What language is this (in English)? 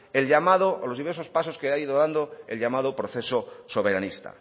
Spanish